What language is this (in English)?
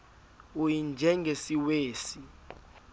Xhosa